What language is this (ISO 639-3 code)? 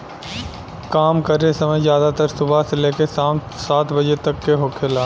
bho